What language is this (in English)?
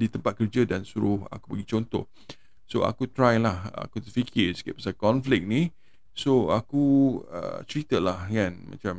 Malay